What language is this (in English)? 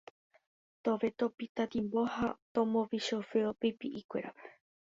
Guarani